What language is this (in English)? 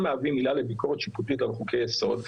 Hebrew